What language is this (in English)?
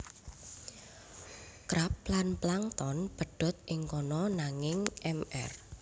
Javanese